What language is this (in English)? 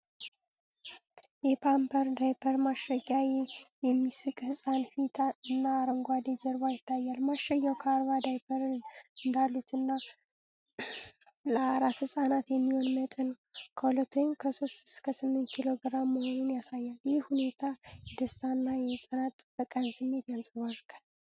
Amharic